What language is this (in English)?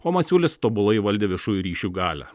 Lithuanian